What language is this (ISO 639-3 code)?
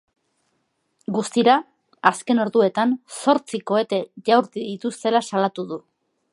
eus